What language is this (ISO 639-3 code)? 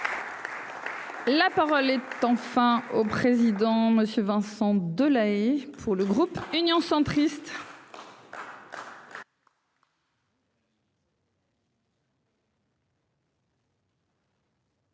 fra